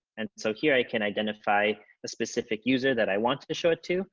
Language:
English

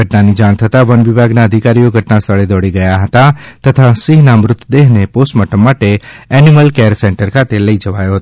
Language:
Gujarati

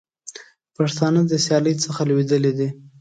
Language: Pashto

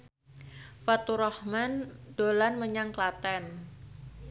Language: Javanese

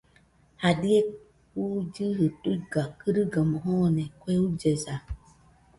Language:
Nüpode Huitoto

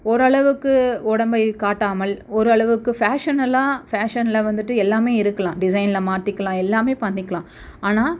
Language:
Tamil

